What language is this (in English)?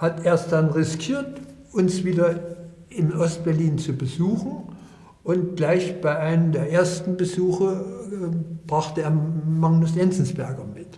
German